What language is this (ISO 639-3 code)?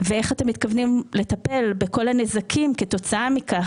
heb